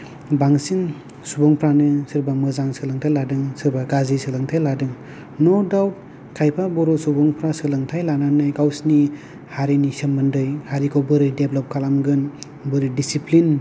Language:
Bodo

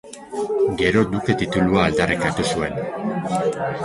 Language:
Basque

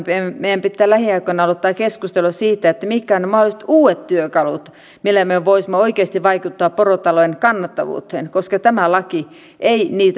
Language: Finnish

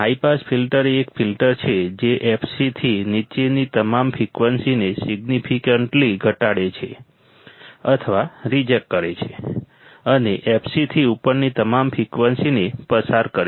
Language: Gujarati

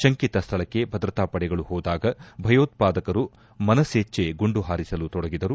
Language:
Kannada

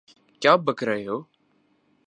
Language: Urdu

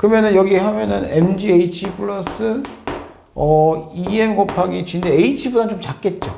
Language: Korean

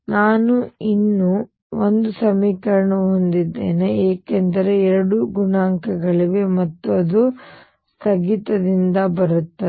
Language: Kannada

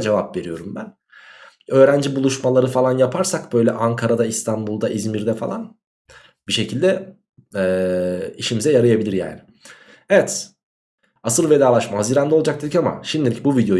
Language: Turkish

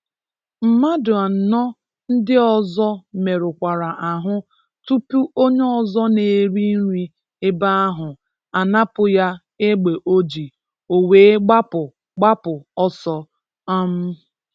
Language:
Igbo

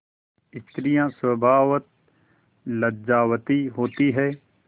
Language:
Hindi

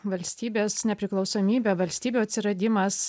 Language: Lithuanian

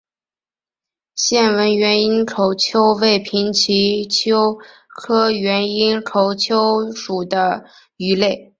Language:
Chinese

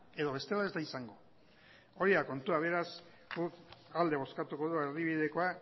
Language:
Basque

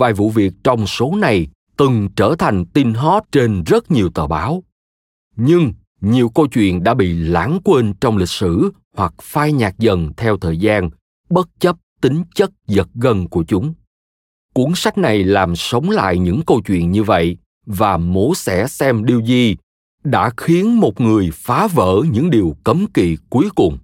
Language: Vietnamese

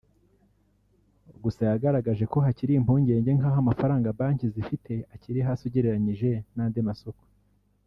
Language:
Kinyarwanda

